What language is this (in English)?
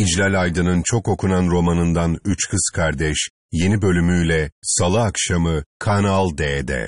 Turkish